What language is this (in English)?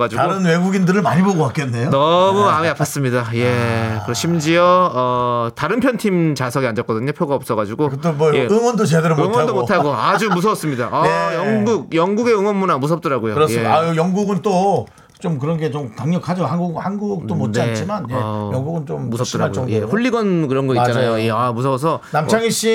Korean